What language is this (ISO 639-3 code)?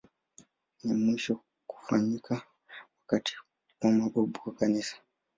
swa